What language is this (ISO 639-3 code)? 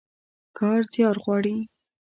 pus